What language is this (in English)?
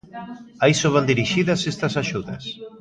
Galician